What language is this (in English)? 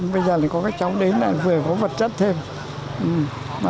Vietnamese